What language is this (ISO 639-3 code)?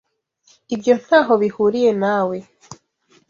kin